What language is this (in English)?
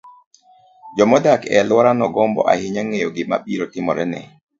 Luo (Kenya and Tanzania)